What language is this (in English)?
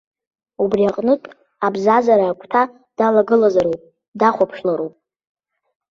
Abkhazian